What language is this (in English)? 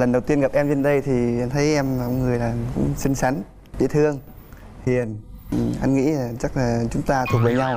Vietnamese